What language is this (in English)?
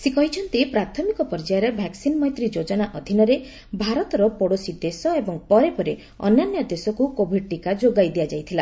Odia